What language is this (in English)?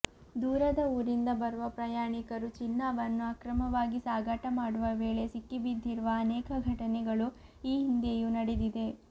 Kannada